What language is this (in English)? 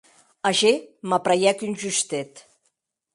Occitan